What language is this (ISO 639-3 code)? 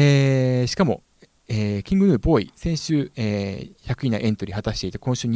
jpn